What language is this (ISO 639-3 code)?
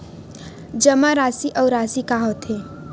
hne